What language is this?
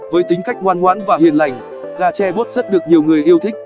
Vietnamese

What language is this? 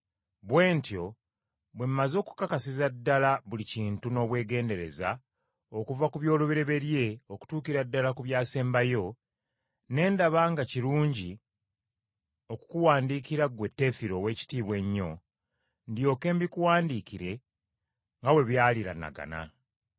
Ganda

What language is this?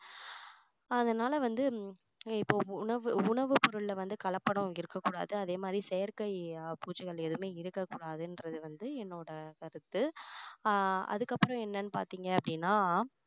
Tamil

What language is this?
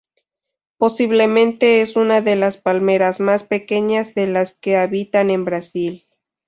Spanish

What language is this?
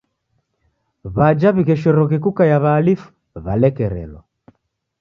Taita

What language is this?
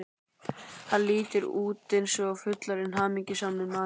Icelandic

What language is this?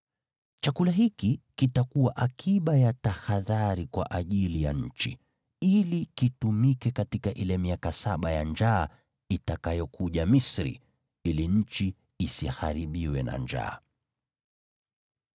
Swahili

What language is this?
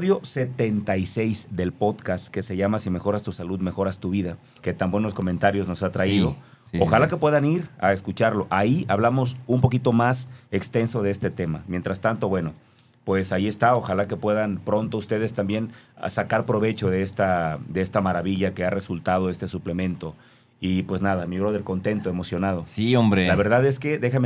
Spanish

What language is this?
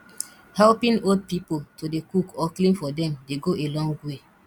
Nigerian Pidgin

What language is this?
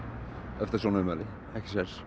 Icelandic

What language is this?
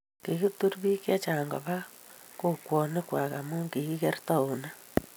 Kalenjin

